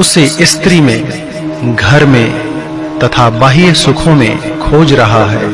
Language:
Hindi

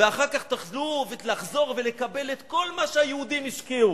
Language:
Hebrew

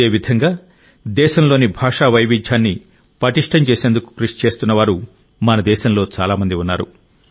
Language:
Telugu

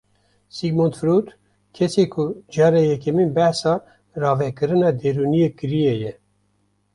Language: Kurdish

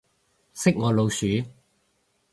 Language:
Cantonese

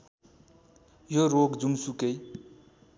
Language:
Nepali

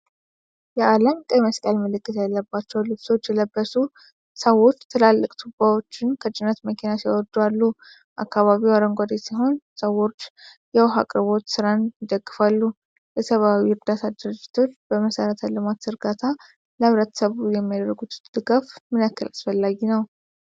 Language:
Amharic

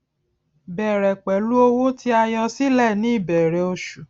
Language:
Yoruba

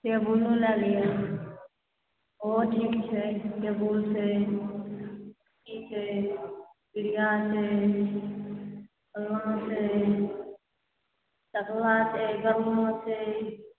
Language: Maithili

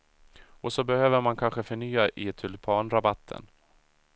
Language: Swedish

